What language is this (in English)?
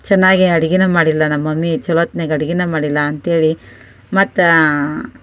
Kannada